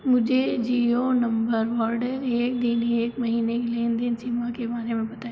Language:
Hindi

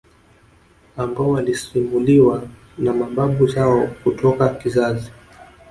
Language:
Swahili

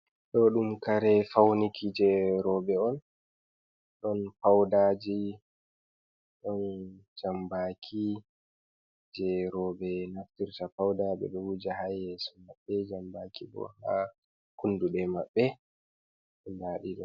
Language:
Fula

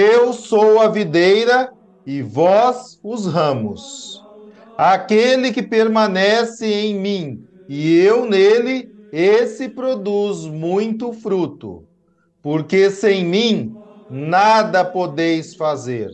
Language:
Portuguese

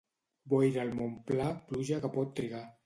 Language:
Catalan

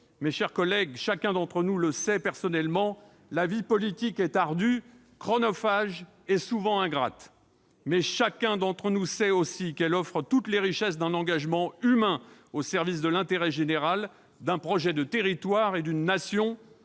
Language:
French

